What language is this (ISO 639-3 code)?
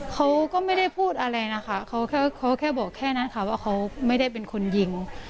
tha